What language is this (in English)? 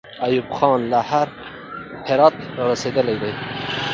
Pashto